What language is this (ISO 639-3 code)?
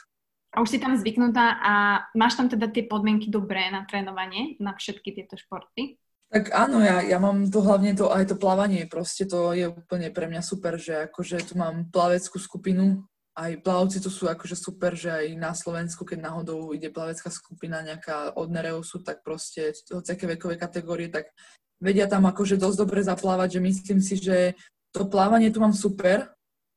slk